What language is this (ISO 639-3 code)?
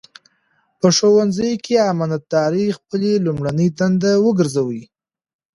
pus